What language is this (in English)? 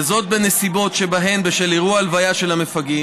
Hebrew